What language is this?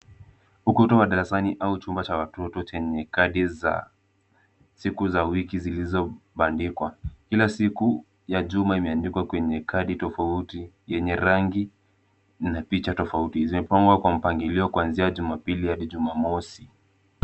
Swahili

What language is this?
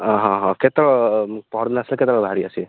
Odia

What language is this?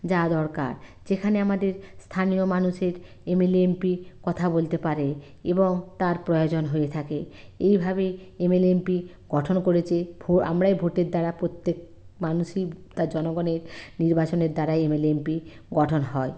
Bangla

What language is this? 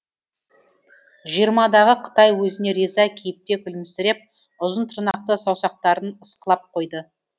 Kazakh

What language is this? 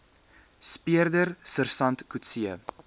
Afrikaans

